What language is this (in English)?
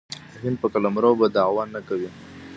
Pashto